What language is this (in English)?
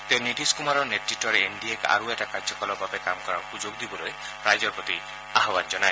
Assamese